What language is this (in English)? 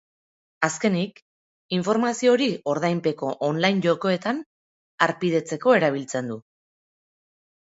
Basque